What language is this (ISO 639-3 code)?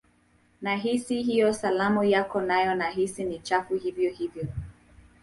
swa